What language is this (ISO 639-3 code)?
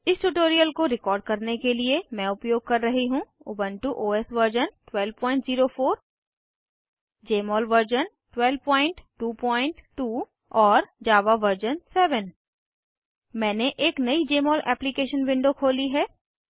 hin